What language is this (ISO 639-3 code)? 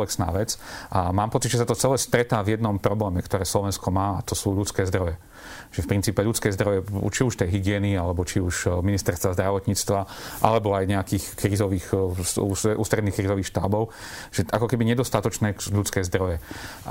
slk